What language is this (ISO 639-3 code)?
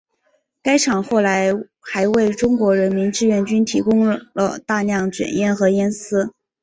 zho